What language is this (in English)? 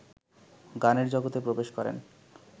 Bangla